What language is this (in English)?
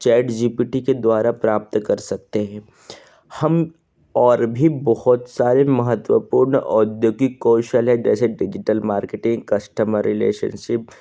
Hindi